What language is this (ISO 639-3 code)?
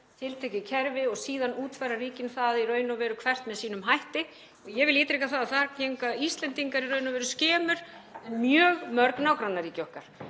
isl